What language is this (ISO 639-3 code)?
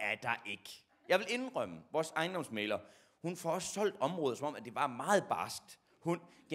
dan